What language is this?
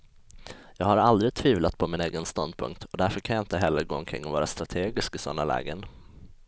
Swedish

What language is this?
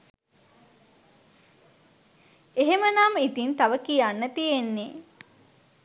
Sinhala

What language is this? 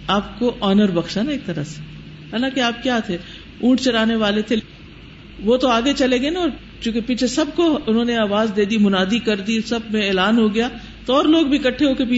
Urdu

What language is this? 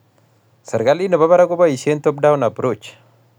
Kalenjin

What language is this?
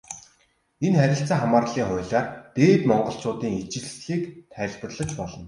Mongolian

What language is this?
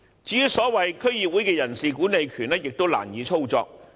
Cantonese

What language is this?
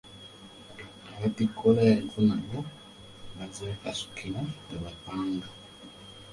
Ganda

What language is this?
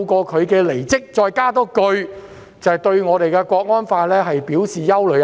Cantonese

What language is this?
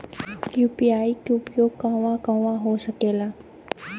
Bhojpuri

